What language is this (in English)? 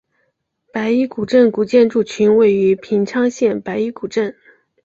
Chinese